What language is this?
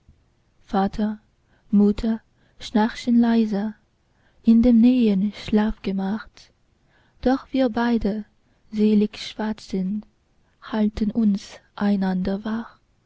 German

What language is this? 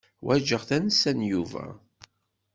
Kabyle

